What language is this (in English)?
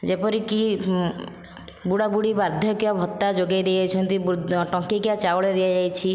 Odia